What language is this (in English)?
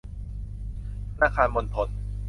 Thai